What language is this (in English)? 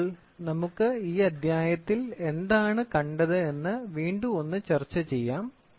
Malayalam